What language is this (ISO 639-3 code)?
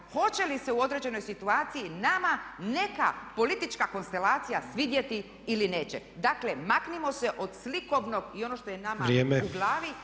hrv